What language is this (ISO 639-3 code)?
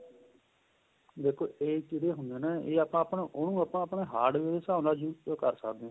pan